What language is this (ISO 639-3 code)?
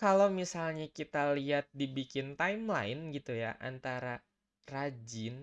ind